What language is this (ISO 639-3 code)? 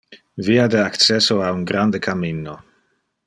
ina